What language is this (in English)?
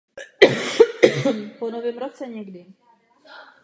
Czech